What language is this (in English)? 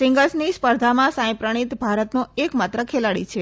Gujarati